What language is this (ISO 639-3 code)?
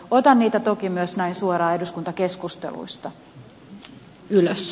fin